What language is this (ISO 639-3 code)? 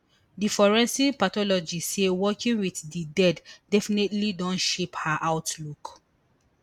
pcm